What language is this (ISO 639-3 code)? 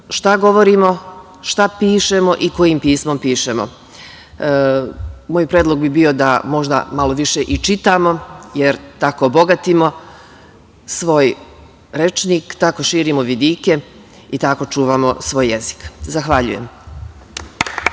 srp